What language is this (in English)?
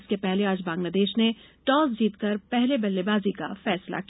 Hindi